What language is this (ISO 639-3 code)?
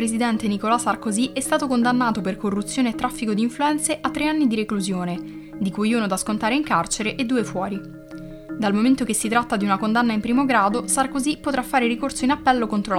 ita